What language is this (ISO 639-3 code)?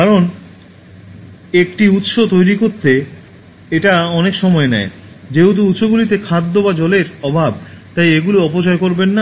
ben